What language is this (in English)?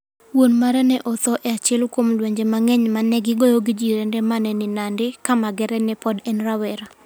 Luo (Kenya and Tanzania)